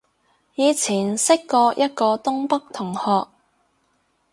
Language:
Cantonese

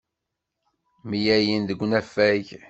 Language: Kabyle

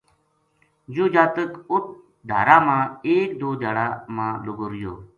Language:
Gujari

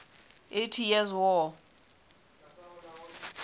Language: Southern Sotho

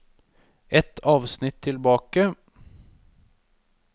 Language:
Norwegian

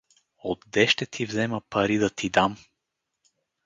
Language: Bulgarian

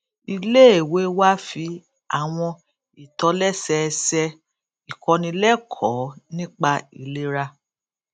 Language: Yoruba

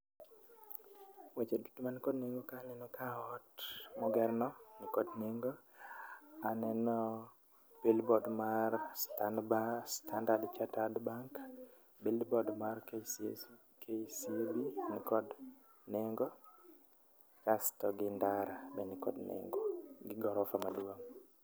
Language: Luo (Kenya and Tanzania)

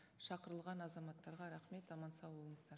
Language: Kazakh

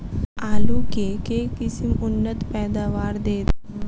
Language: Maithili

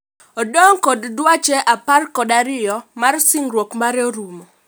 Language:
Luo (Kenya and Tanzania)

